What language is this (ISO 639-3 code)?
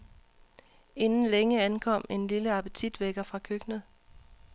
dan